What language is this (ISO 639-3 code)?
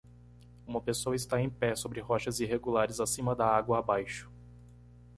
por